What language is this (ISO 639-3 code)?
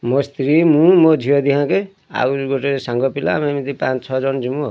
ori